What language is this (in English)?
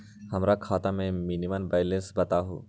Magahi